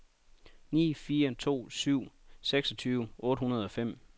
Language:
Danish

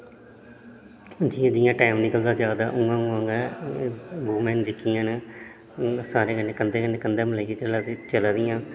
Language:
Dogri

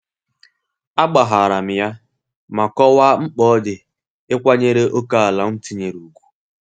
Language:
Igbo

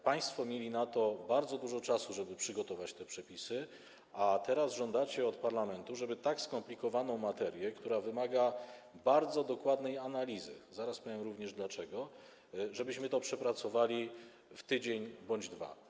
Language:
Polish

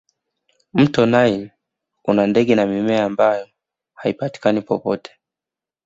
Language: Swahili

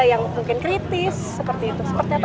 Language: Indonesian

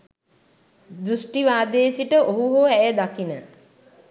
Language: Sinhala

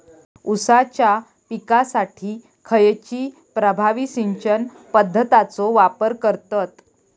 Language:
Marathi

